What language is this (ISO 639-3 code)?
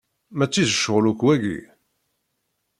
kab